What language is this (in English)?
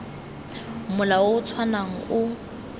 Tswana